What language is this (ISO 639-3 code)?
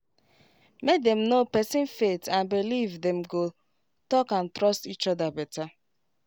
pcm